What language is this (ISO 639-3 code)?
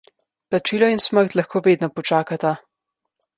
slv